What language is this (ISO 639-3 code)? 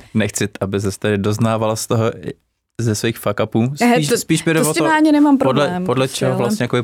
ces